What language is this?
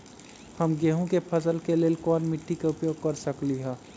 Magahi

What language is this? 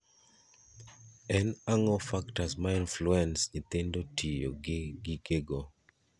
Luo (Kenya and Tanzania)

